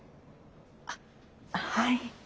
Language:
Japanese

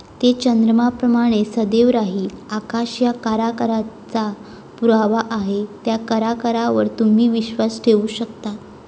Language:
Marathi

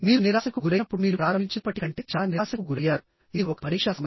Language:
Telugu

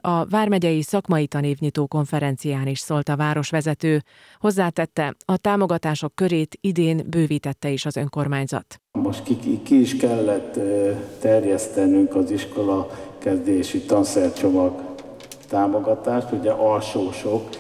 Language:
Hungarian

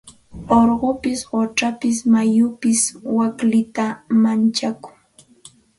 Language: Santa Ana de Tusi Pasco Quechua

